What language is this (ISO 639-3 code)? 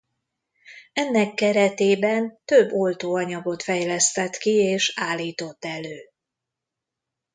hun